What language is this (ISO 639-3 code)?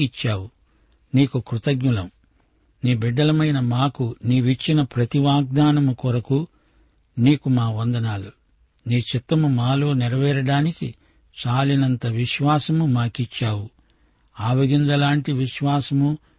tel